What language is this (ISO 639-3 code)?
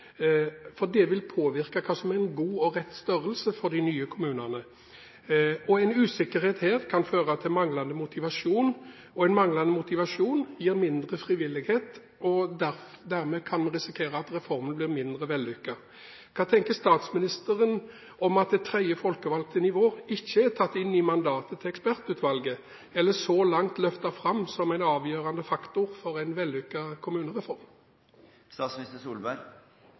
nob